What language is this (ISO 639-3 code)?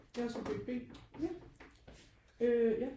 dan